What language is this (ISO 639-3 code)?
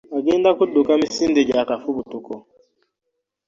lug